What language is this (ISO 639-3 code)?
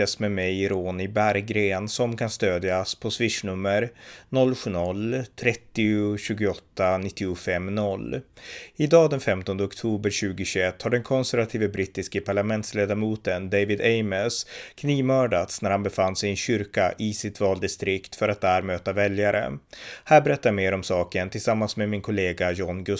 swe